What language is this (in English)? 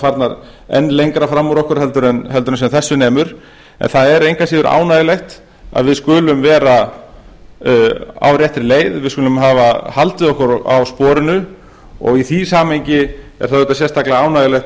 Icelandic